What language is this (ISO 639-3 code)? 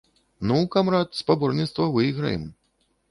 bel